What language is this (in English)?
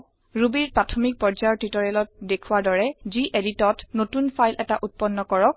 Assamese